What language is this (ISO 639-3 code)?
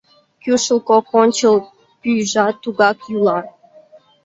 chm